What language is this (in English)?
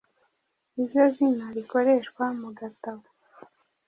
Kinyarwanda